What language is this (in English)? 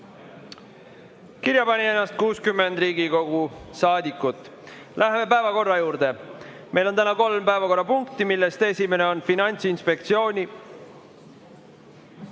Estonian